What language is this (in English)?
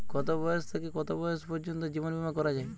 Bangla